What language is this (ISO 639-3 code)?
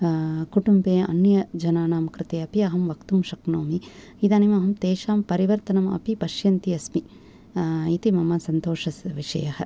san